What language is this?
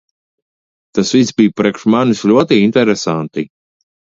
Latvian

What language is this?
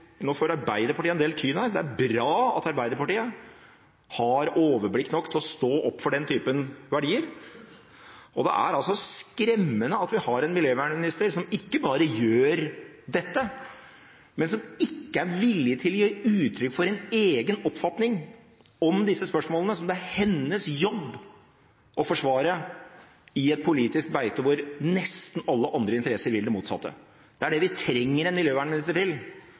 Norwegian Bokmål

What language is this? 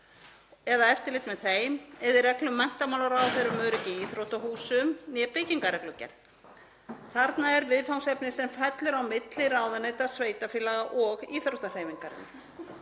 Icelandic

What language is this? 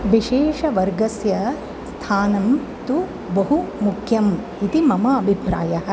Sanskrit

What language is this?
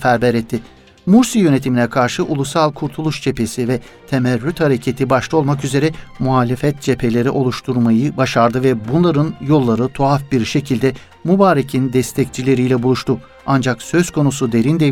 Turkish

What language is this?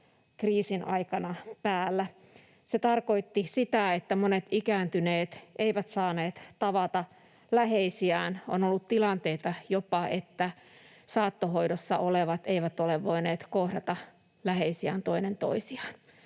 Finnish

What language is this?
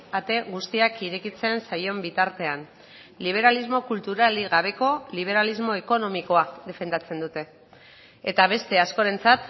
Basque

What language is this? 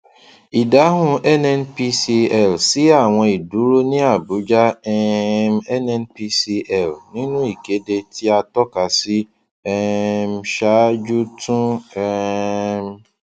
Yoruba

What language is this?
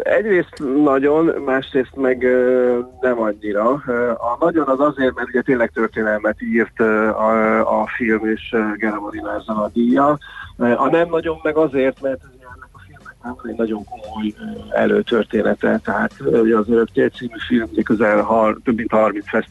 Hungarian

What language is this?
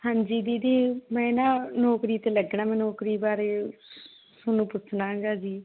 Punjabi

